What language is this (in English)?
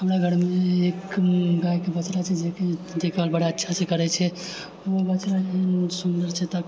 Maithili